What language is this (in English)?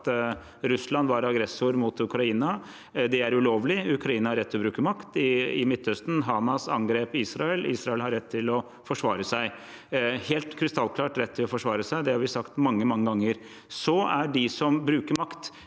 Norwegian